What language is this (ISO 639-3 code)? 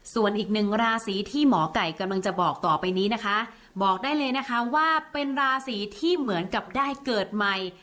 tha